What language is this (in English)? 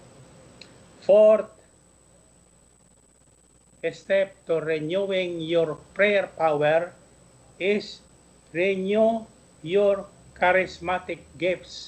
Filipino